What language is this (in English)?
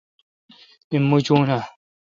Kalkoti